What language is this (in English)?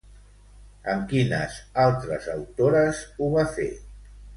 Catalan